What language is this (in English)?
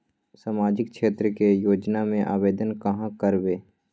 Magahi